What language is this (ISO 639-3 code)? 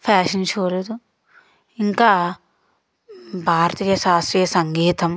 tel